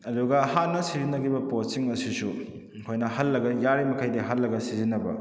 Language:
Manipuri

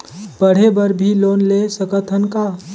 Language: Chhattisgarhi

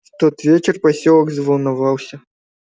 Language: Russian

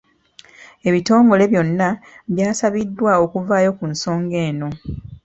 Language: Ganda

